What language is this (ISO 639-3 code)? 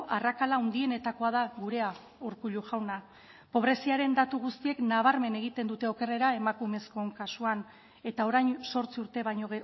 eus